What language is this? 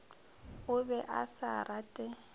Northern Sotho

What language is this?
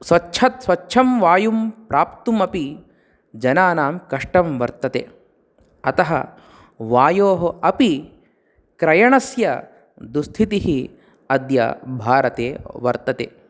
Sanskrit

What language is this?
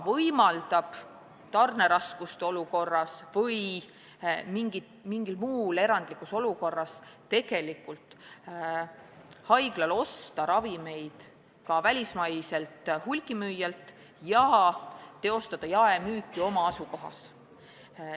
Estonian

